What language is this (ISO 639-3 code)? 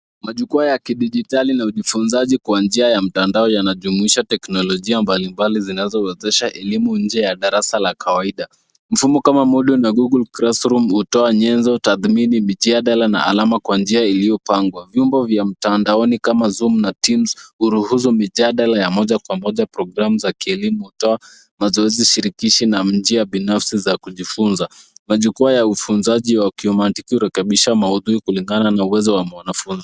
swa